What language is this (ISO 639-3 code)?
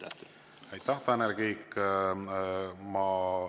est